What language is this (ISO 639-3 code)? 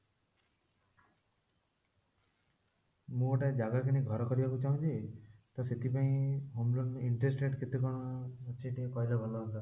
ori